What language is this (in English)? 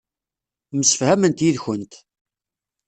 Kabyle